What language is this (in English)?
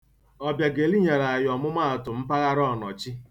Igbo